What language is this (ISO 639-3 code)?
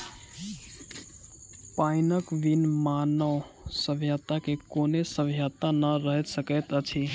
mai